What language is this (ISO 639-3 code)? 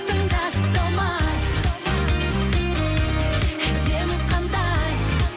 kaz